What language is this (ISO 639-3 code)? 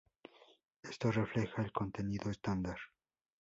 spa